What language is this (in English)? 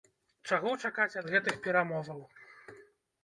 Belarusian